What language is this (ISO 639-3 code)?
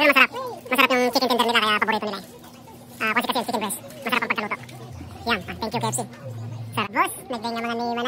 fil